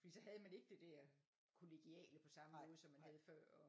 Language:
Danish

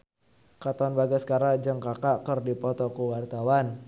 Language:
Sundanese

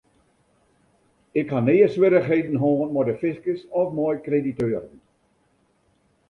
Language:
Western Frisian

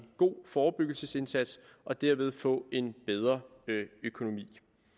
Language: Danish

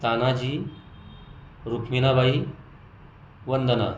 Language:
Marathi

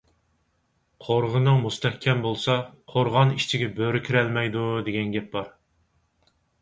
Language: Uyghur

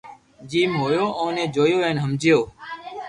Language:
Loarki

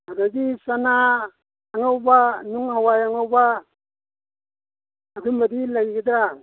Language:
Manipuri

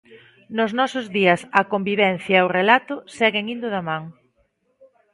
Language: Galician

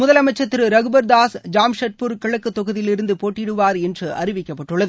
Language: Tamil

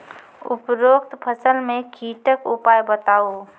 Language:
Maithili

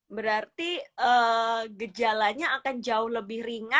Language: Indonesian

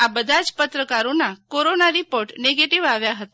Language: Gujarati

